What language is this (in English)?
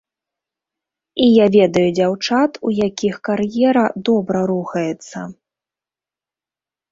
Belarusian